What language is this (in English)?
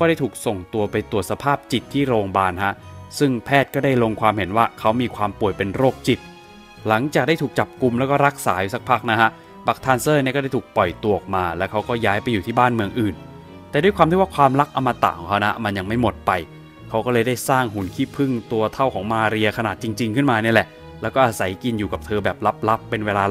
Thai